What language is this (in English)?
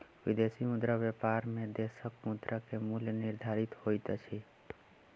Maithili